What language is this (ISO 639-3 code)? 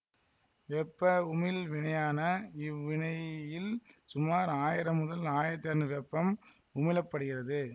tam